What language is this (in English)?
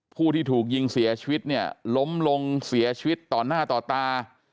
Thai